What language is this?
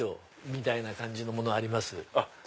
Japanese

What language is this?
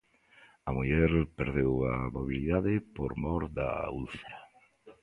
Galician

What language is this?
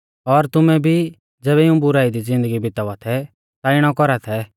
Mahasu Pahari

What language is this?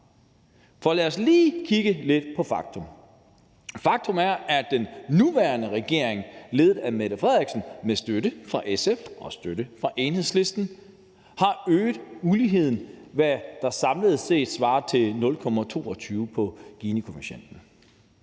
Danish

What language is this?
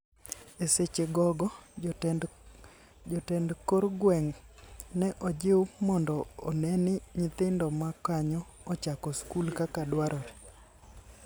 Luo (Kenya and Tanzania)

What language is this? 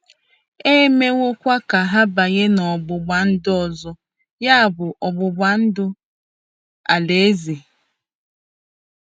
Igbo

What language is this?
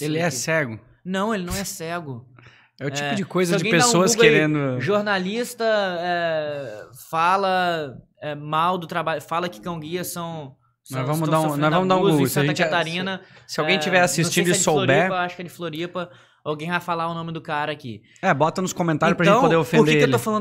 Portuguese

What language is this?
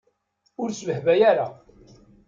Kabyle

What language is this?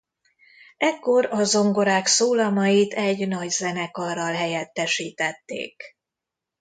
Hungarian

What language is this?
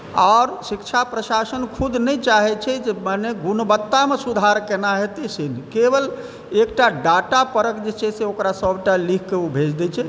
Maithili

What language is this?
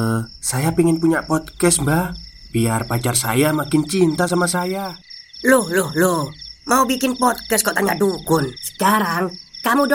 Indonesian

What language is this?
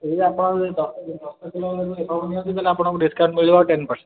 Odia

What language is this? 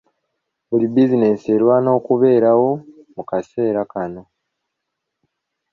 Ganda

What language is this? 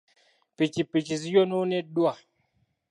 Ganda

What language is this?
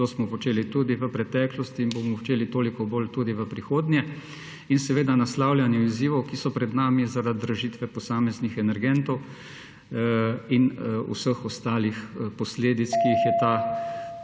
Slovenian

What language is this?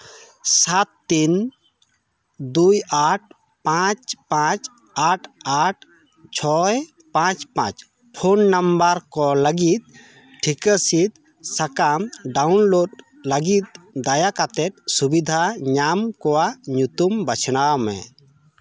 Santali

